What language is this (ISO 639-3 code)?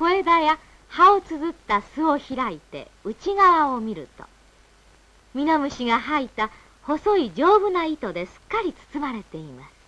jpn